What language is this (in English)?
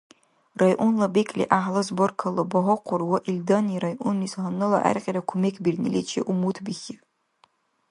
Dargwa